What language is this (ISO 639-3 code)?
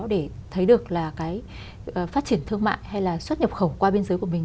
vie